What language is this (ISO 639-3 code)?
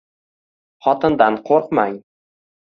uzb